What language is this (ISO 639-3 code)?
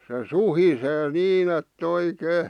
fin